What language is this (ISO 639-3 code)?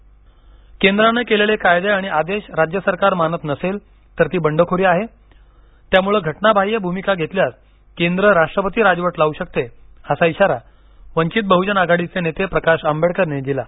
mar